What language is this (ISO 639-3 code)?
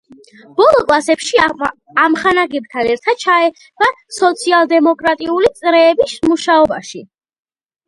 kat